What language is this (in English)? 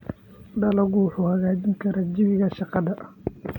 Somali